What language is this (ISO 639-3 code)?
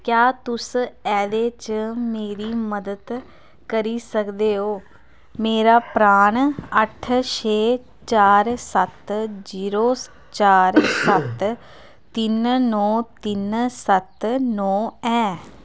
doi